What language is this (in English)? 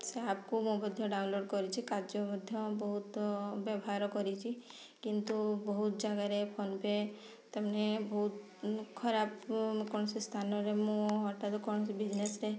Odia